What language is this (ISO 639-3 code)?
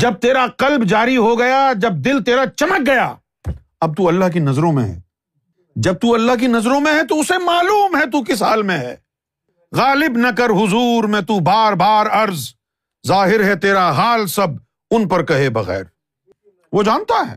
urd